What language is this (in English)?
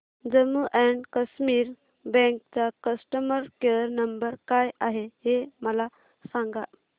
Marathi